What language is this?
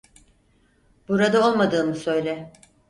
Turkish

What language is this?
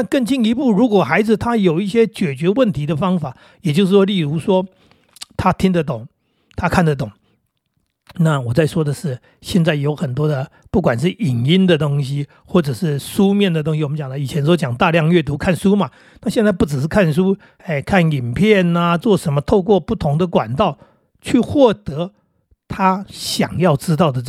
Chinese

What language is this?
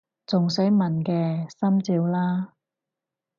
Cantonese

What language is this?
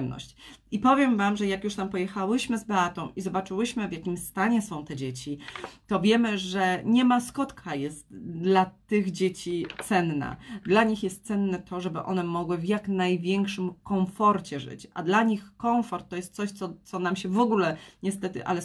Polish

